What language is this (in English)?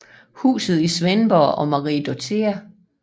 Danish